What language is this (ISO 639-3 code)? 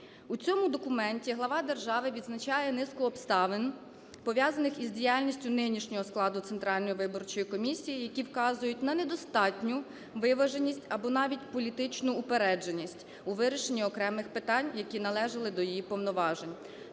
ukr